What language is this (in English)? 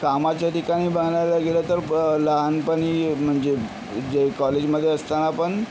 Marathi